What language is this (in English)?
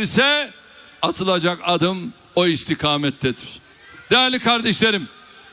Turkish